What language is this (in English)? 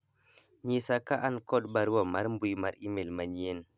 Luo (Kenya and Tanzania)